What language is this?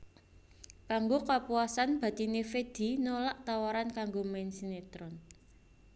Javanese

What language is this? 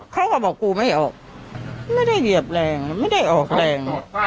Thai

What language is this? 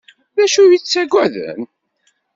Kabyle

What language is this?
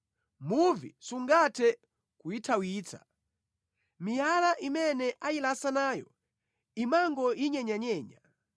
Nyanja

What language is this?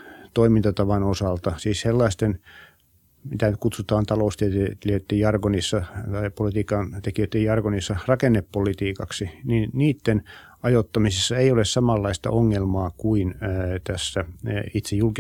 Finnish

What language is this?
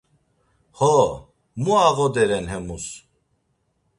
Laz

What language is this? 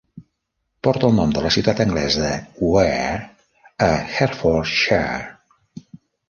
Catalan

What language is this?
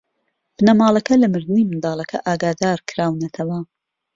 Central Kurdish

